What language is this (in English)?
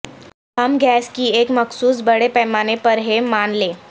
Urdu